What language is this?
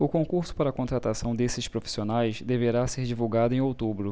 Portuguese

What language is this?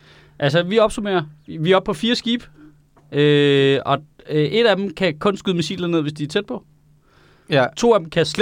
Danish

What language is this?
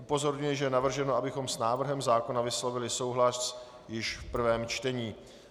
Czech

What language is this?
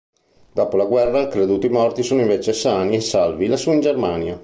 Italian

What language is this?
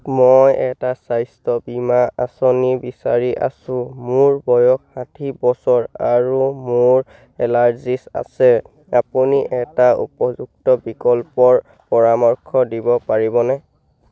Assamese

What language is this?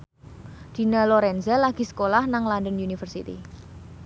Javanese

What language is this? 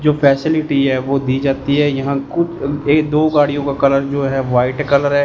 Hindi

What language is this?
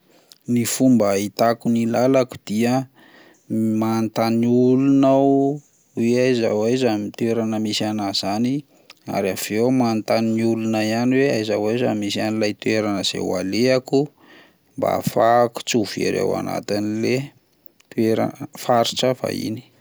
Malagasy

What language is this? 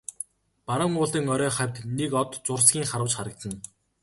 Mongolian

